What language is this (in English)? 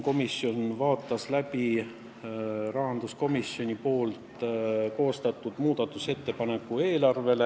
Estonian